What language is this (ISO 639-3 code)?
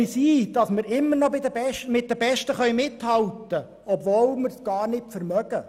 gsw